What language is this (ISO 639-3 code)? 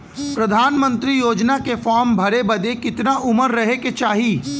bho